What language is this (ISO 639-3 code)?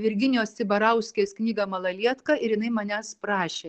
lit